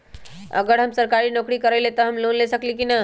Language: Magahi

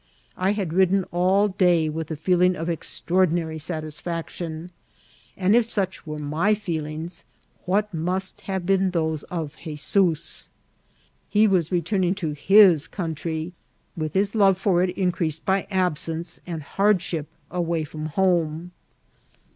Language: English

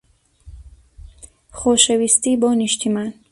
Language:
Central Kurdish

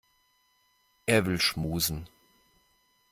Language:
German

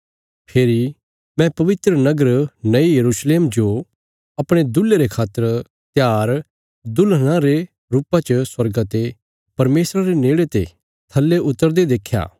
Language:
Bilaspuri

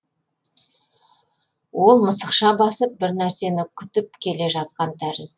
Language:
Kazakh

